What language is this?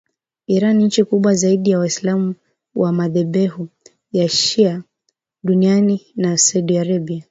Swahili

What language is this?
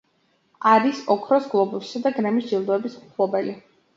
Georgian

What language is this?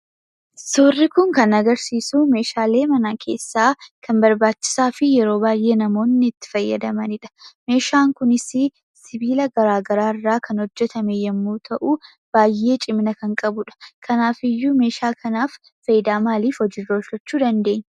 Oromo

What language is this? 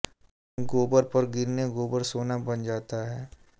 Hindi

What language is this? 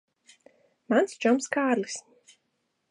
Latvian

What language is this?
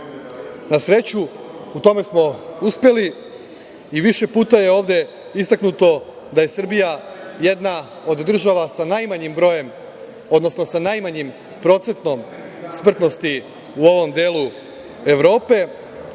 Serbian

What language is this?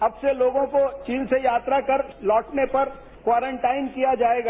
Hindi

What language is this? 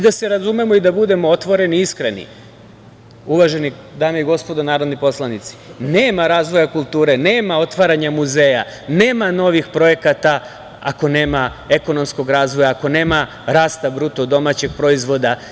Serbian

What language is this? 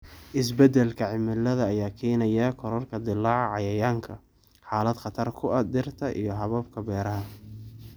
Somali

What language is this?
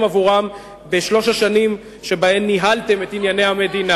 Hebrew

